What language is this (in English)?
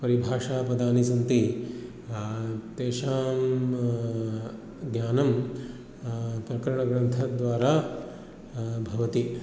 Sanskrit